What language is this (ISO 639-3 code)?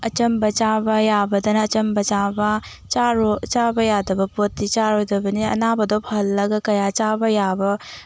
mni